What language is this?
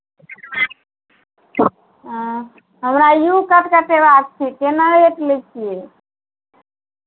Maithili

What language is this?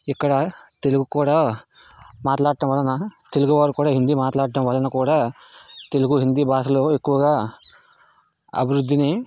Telugu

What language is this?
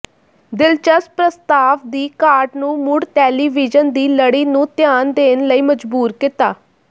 Punjabi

